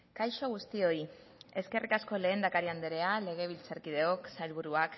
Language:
Basque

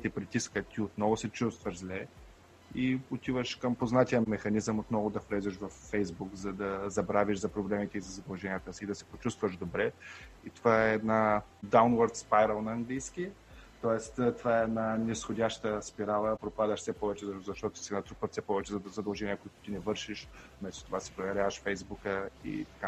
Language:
Bulgarian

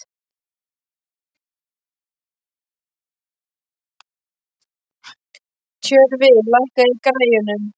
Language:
Icelandic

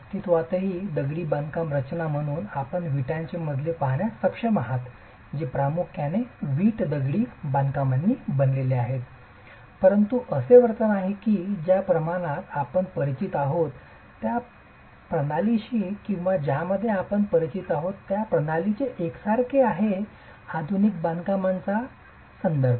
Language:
Marathi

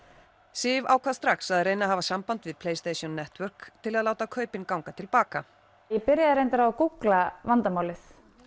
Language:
Icelandic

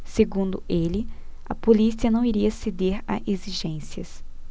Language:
Portuguese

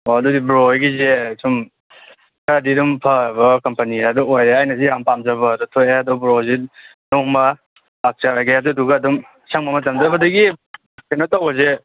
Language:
Manipuri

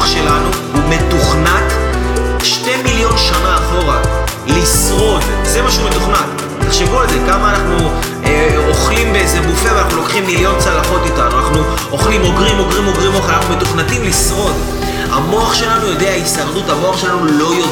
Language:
Hebrew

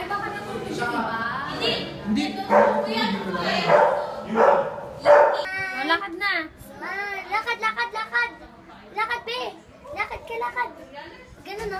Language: Filipino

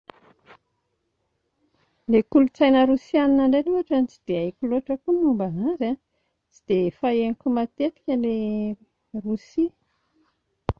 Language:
Malagasy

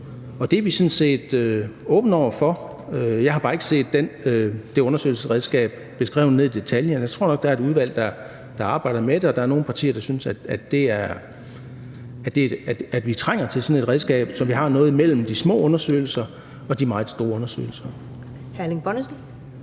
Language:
Danish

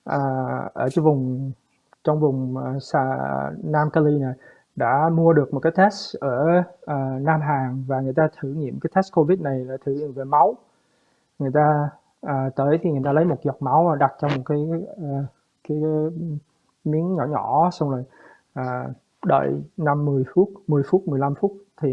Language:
Vietnamese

